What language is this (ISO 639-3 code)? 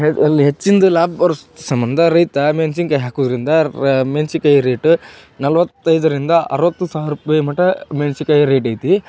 kan